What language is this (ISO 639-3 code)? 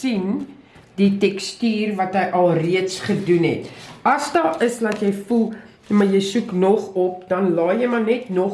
nld